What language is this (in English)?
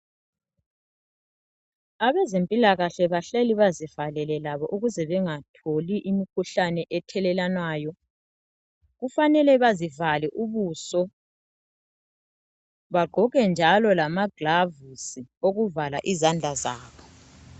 North Ndebele